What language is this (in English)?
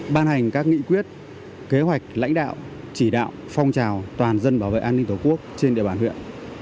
Vietnamese